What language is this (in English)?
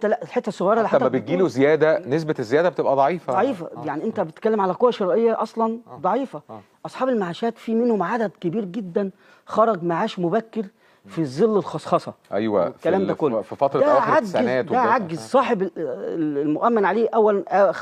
Arabic